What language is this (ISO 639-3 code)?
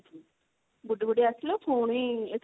ori